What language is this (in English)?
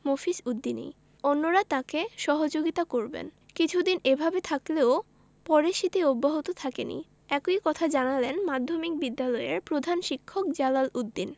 Bangla